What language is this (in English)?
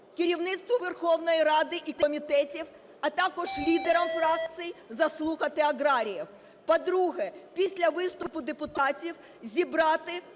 Ukrainian